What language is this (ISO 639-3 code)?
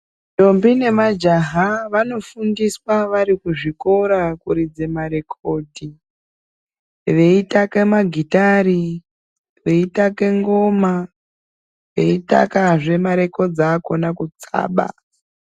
ndc